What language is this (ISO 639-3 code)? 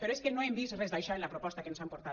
cat